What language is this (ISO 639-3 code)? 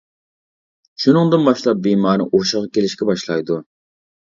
uig